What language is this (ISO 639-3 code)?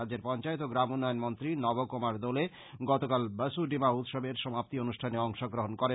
ben